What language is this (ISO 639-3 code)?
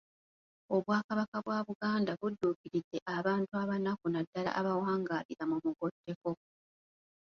lug